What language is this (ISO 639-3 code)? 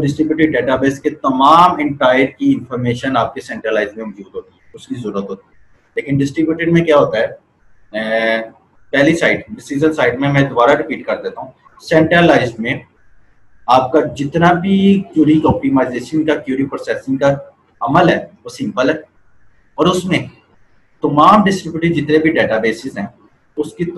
hin